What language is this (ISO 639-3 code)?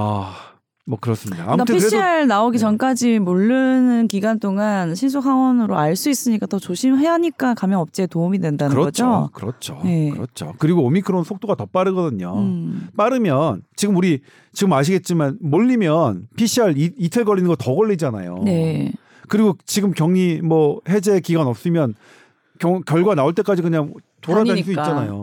kor